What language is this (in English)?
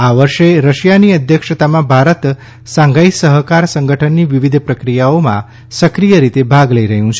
Gujarati